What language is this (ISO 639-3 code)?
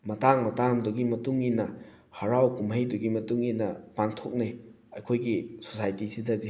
mni